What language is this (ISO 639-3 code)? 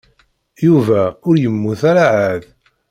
kab